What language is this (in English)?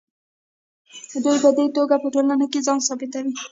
Pashto